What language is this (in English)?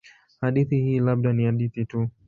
Swahili